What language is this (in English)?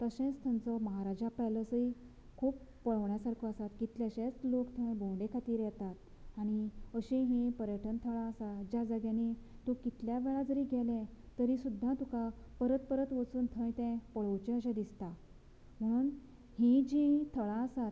Konkani